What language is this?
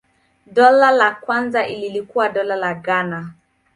Swahili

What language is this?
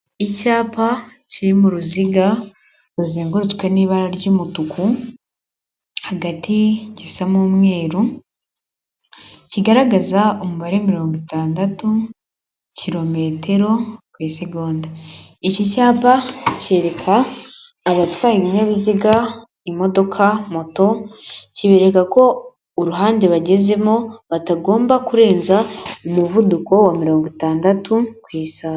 Kinyarwanda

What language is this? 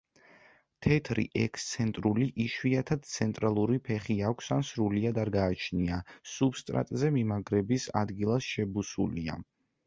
Georgian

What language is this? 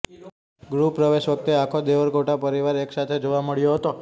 Gujarati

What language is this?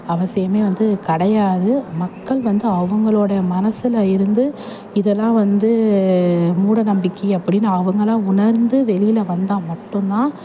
Tamil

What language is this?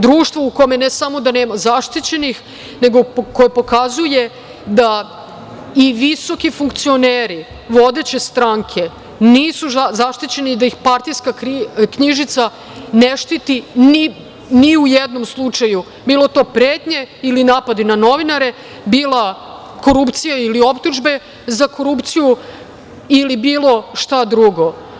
Serbian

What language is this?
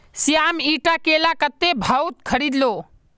Magahi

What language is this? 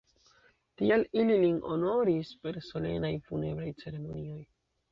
Esperanto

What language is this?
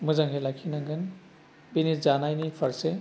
Bodo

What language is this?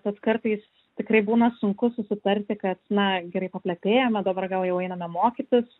Lithuanian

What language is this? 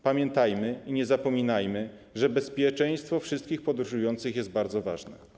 Polish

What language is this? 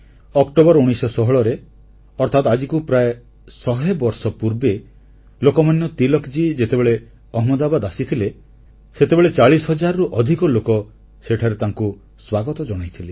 Odia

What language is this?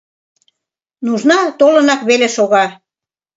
Mari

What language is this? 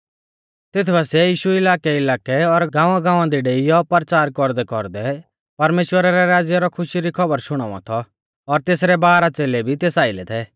Mahasu Pahari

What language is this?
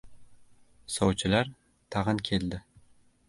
Uzbek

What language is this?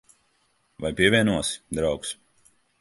Latvian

